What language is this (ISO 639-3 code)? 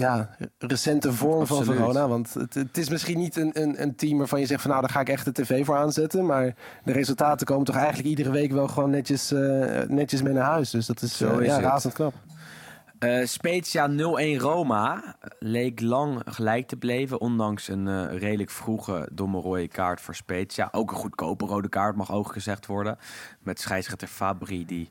nld